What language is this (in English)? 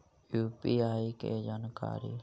Magahi